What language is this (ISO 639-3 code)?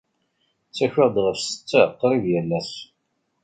kab